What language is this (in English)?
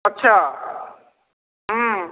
Maithili